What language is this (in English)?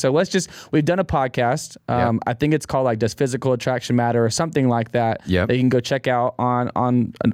English